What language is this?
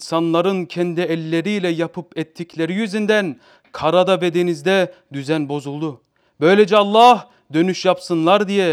Turkish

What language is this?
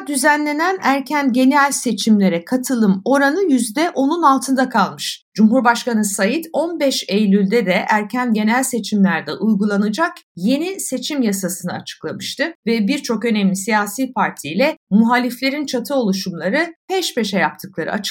Turkish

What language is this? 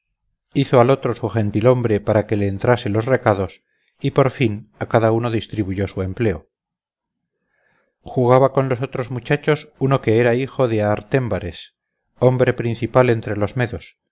Spanish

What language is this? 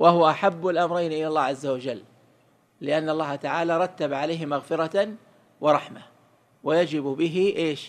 Arabic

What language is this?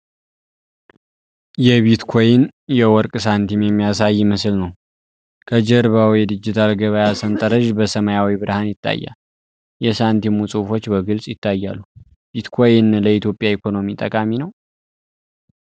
Amharic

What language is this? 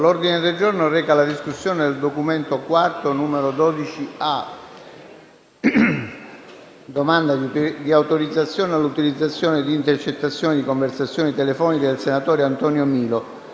Italian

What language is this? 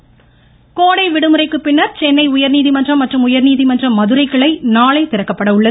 Tamil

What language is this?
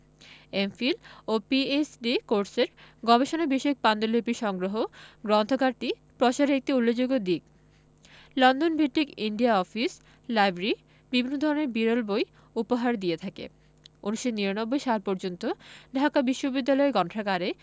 Bangla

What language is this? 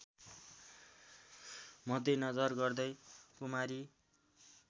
Nepali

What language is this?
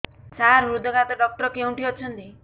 Odia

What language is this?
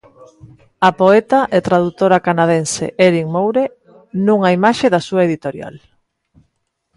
Galician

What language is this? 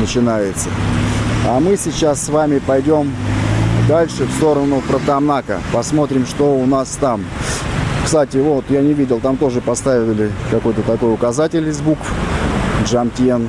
Russian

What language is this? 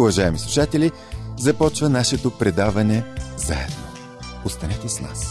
Bulgarian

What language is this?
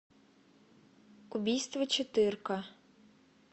Russian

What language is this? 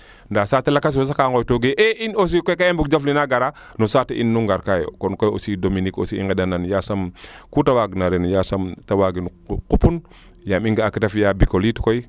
Serer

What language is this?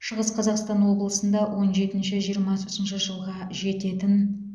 Kazakh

